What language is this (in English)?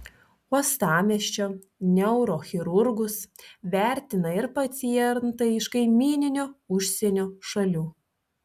Lithuanian